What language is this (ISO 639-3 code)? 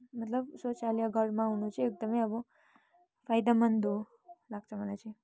nep